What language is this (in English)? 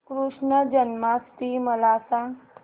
Marathi